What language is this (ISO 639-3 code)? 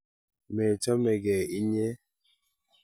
kln